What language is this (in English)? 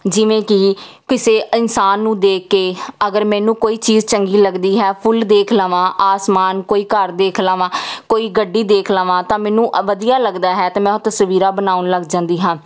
Punjabi